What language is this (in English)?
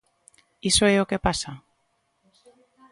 Galician